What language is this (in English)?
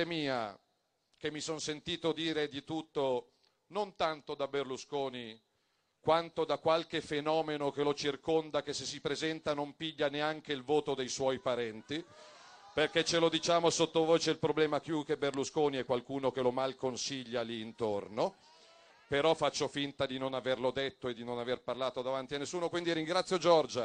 Italian